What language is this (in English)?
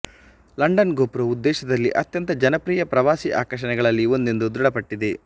Kannada